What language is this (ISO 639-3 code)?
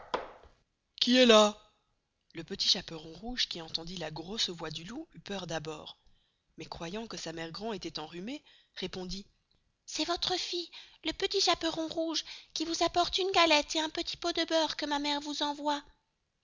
fra